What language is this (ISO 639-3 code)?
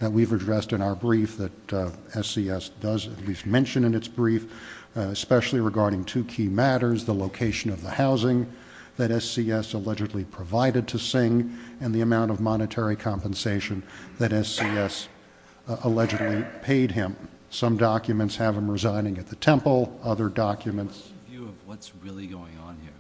eng